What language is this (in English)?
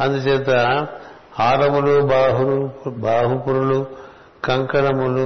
Telugu